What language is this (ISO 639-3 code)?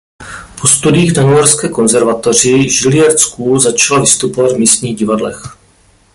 ces